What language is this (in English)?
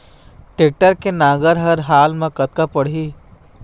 Chhattisgarhi